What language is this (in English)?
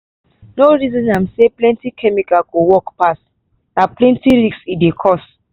Nigerian Pidgin